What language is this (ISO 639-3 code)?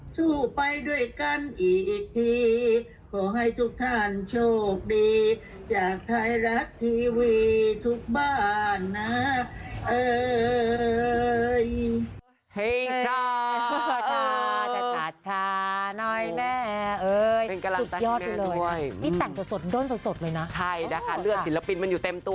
tha